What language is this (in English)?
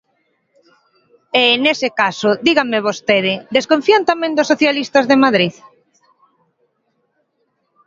Galician